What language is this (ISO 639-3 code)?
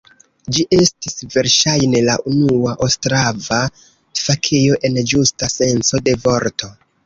epo